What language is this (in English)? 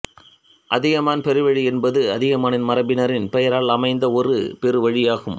Tamil